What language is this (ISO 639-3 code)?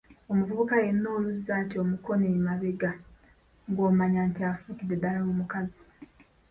lug